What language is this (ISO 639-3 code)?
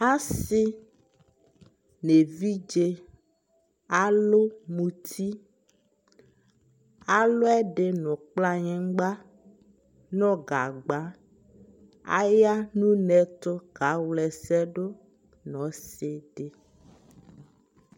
kpo